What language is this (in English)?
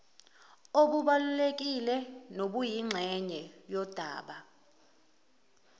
Zulu